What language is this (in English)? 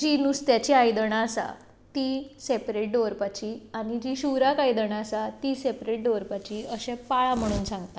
Konkani